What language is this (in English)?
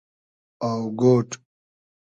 Hazaragi